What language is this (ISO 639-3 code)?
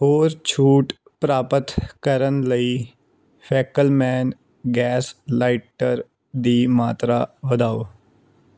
pan